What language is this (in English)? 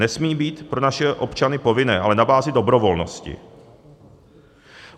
Czech